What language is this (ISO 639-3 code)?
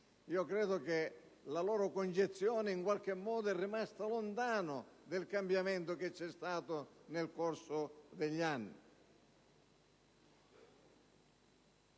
ita